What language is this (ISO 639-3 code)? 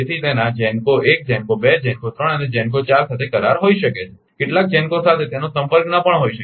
guj